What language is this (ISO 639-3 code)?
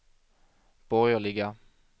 swe